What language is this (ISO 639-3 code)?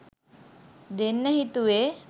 sin